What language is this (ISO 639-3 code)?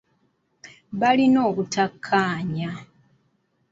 lug